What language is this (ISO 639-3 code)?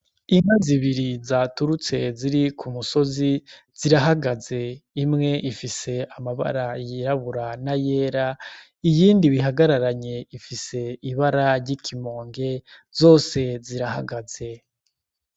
run